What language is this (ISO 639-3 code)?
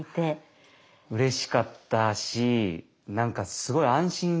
jpn